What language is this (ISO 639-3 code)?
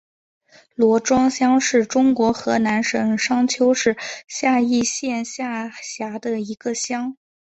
zho